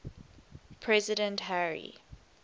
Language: English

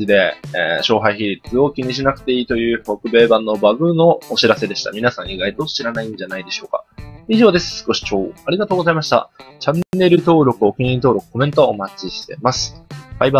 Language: Japanese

